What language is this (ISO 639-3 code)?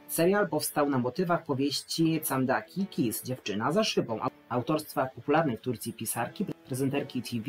pol